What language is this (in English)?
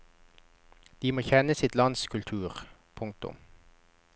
Norwegian